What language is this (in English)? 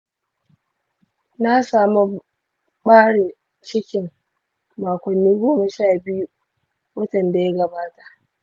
Hausa